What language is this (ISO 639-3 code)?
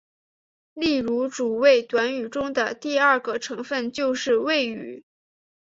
zho